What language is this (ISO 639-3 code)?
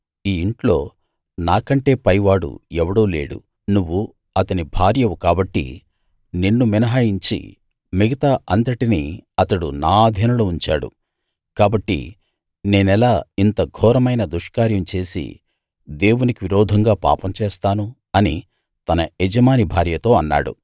tel